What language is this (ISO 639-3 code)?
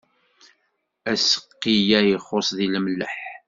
kab